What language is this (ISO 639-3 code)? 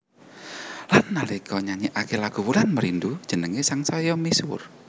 jav